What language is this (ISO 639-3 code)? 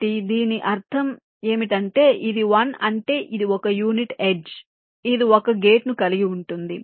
tel